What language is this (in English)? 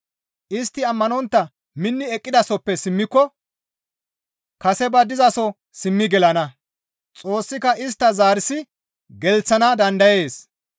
Gamo